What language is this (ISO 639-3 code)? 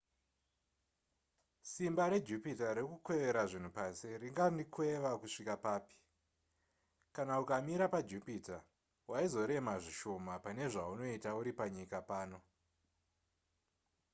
sna